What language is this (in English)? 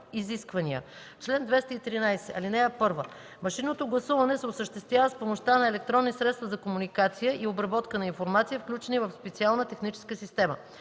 Bulgarian